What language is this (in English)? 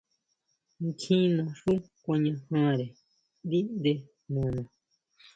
Huautla Mazatec